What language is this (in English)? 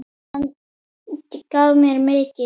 Icelandic